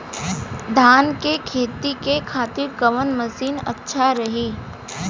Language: Bhojpuri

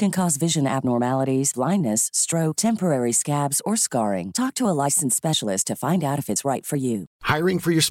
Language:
Filipino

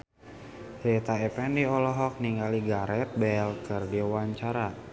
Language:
Sundanese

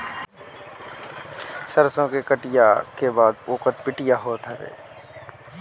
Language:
Bhojpuri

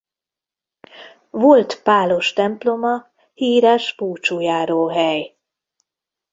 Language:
Hungarian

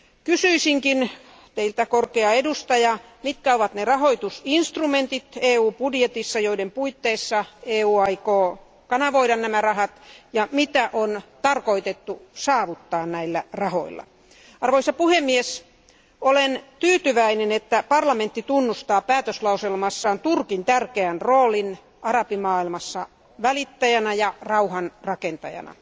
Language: Finnish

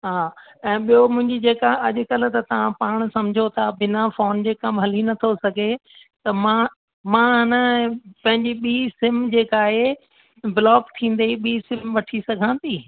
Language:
Sindhi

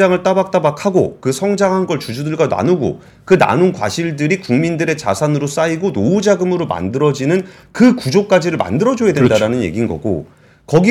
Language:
Korean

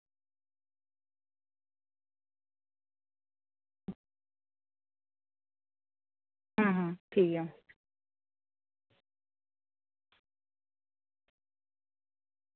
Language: Santali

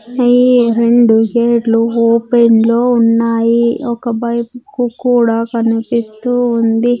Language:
Telugu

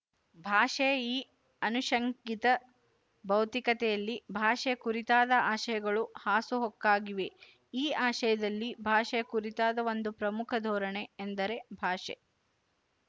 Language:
Kannada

